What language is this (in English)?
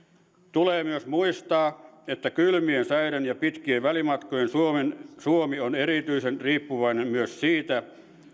Finnish